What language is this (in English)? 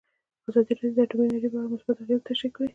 Pashto